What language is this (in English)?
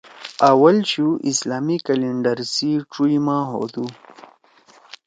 Torwali